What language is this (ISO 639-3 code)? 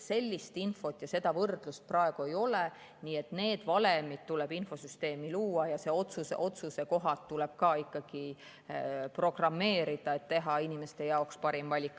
est